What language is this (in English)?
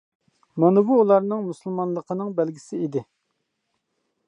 Uyghur